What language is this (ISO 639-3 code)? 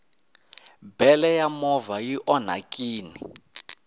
tso